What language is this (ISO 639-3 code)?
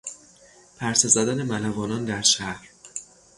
fas